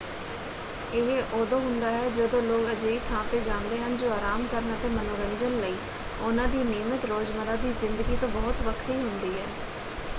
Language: Punjabi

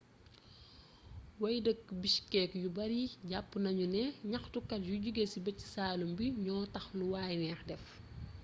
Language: Wolof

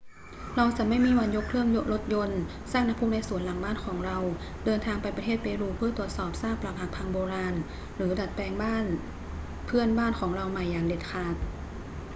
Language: Thai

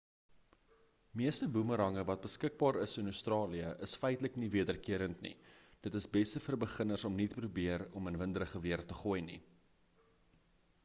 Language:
Afrikaans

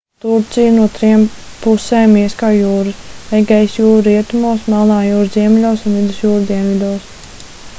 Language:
Latvian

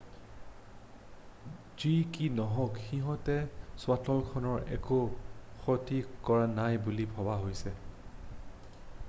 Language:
Assamese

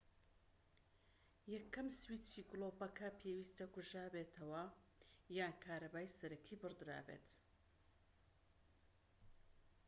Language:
Central Kurdish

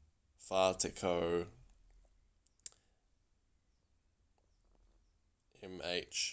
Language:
Māori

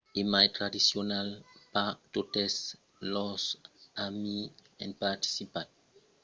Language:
Occitan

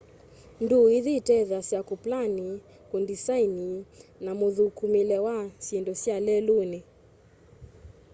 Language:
Kamba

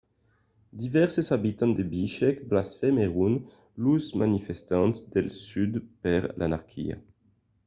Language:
Occitan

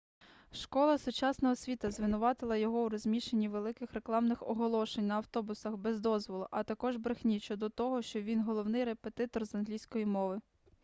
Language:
Ukrainian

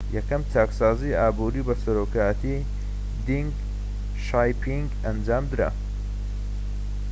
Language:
Central Kurdish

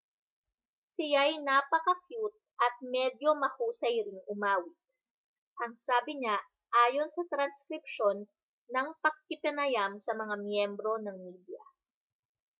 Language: Filipino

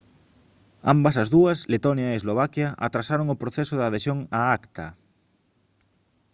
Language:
Galician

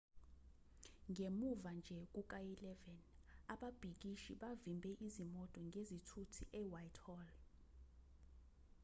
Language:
Zulu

